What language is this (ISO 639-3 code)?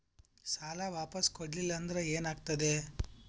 kan